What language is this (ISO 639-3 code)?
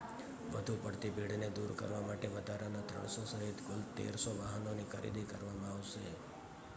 guj